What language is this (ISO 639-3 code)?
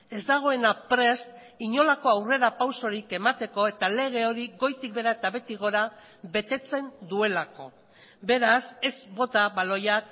eus